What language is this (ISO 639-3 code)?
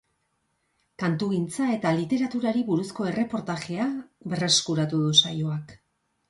eus